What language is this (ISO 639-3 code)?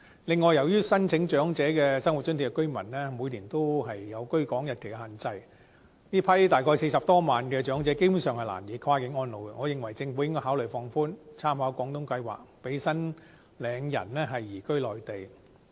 yue